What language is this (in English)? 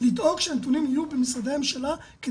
Hebrew